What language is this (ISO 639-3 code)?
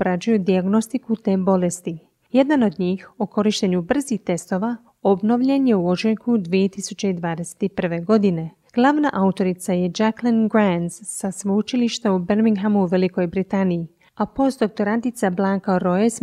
hrv